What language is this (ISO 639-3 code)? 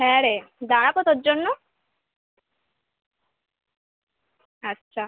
ben